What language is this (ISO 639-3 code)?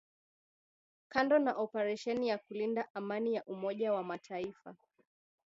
swa